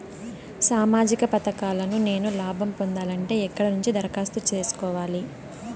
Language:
Telugu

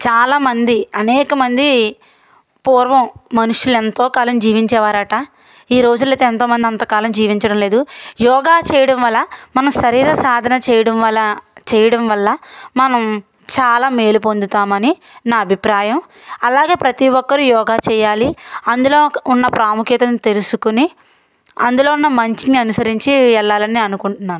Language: Telugu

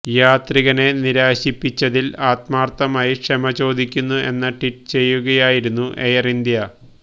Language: Malayalam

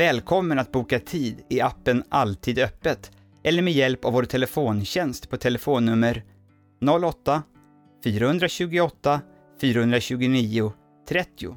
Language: Swedish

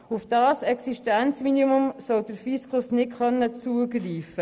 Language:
Swiss German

